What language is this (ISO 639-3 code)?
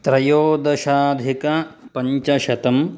san